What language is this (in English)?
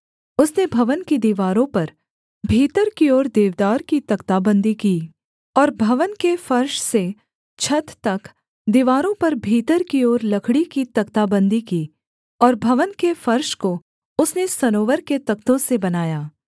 Hindi